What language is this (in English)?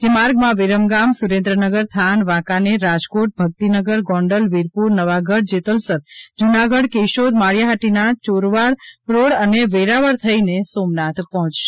Gujarati